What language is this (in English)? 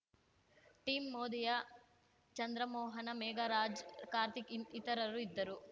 Kannada